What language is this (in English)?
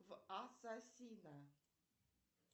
Russian